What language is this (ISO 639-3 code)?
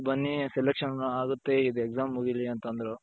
kan